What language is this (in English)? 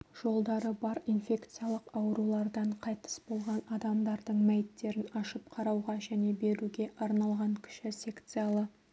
Kazakh